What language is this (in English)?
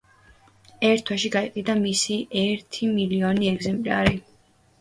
Georgian